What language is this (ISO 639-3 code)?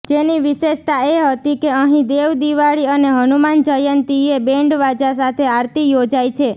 guj